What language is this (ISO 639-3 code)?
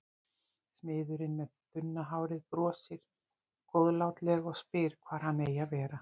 isl